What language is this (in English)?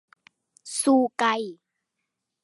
Thai